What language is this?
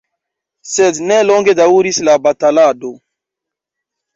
Esperanto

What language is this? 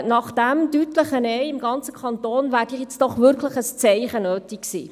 Swiss German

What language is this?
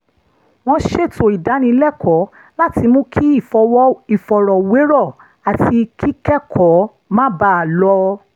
Yoruba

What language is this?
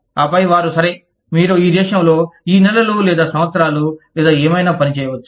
Telugu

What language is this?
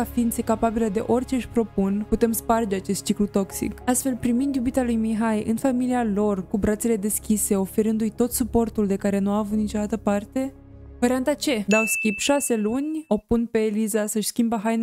Romanian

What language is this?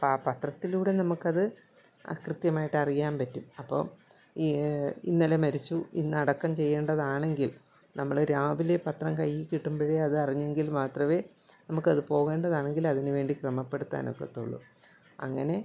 Malayalam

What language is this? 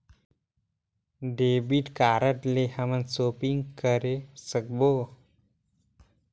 Chhattisgarhi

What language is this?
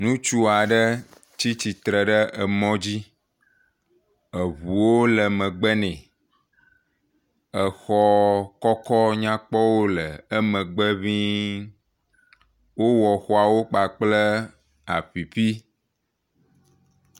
Ewe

